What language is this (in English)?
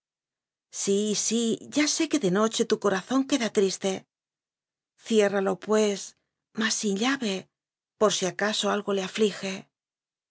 Spanish